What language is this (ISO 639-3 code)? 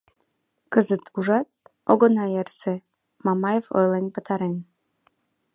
chm